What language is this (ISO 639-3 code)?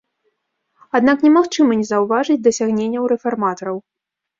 bel